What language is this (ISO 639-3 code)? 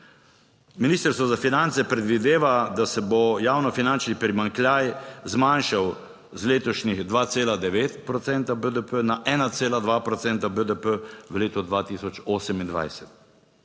slv